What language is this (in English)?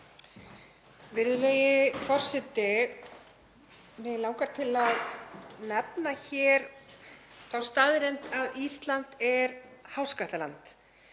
Icelandic